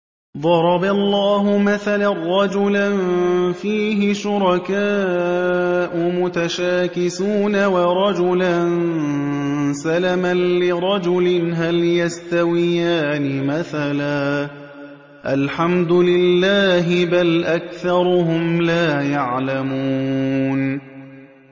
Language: Arabic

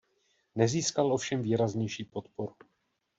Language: Czech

